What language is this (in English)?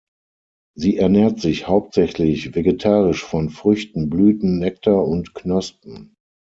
German